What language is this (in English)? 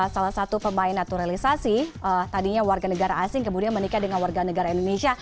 Indonesian